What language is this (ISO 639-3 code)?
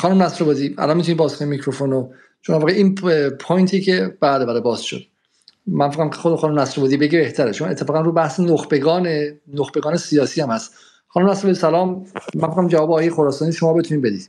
fas